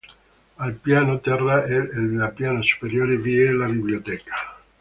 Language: Italian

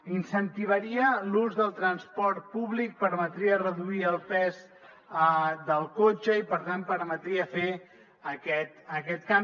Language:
Catalan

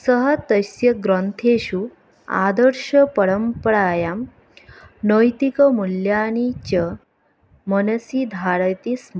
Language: Sanskrit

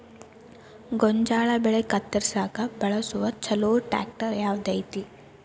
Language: Kannada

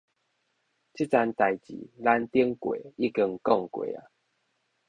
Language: Min Nan Chinese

